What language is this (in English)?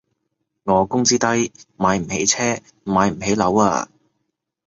Cantonese